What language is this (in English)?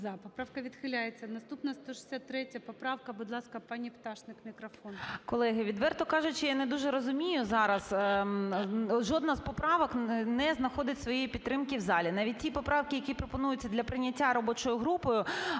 Ukrainian